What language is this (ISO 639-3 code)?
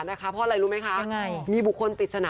tha